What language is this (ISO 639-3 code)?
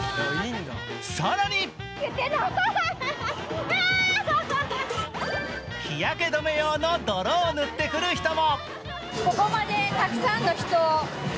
jpn